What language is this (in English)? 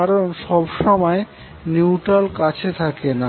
Bangla